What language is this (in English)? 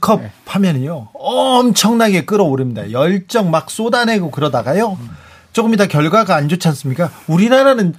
Korean